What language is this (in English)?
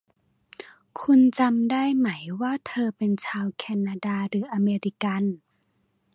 Thai